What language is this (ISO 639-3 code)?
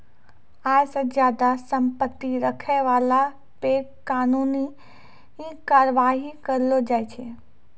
mai